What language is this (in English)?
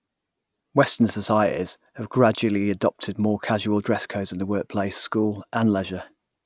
English